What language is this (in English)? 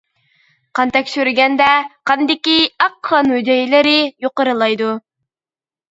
Uyghur